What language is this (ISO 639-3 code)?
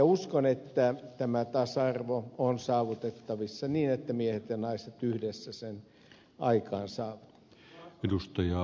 fin